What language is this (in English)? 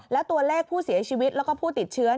Thai